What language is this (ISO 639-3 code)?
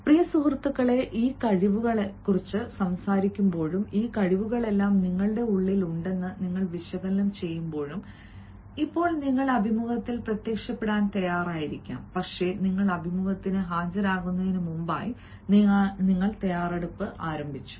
mal